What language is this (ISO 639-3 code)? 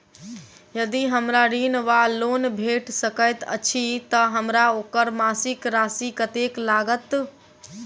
mai